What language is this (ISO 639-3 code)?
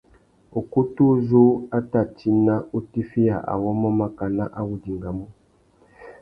bag